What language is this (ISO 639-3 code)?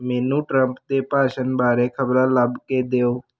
pan